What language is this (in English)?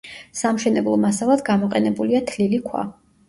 Georgian